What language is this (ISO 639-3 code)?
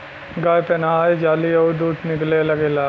bho